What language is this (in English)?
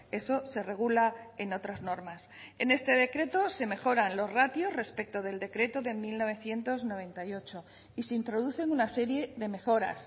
Spanish